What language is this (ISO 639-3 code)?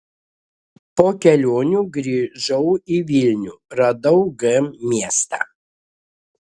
lit